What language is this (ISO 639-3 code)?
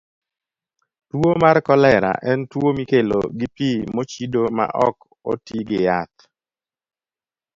luo